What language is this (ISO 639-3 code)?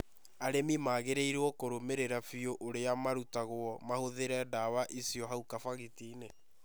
kik